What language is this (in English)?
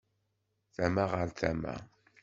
Kabyle